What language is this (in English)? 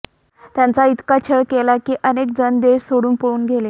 Marathi